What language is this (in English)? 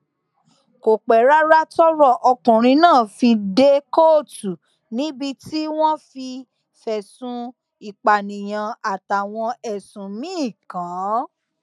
Yoruba